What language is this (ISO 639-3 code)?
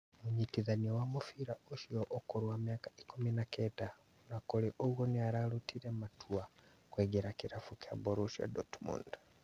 kik